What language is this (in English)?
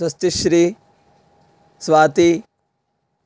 Sanskrit